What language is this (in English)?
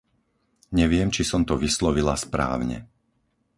Slovak